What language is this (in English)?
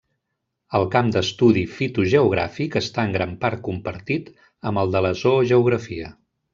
Catalan